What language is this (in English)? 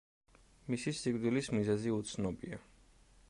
Georgian